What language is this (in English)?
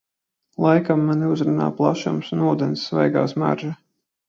Latvian